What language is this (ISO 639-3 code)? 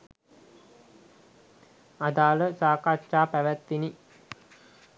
sin